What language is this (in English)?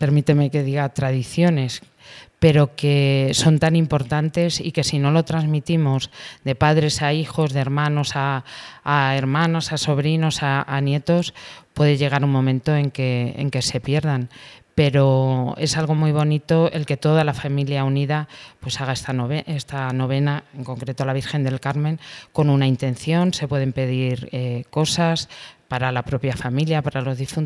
Spanish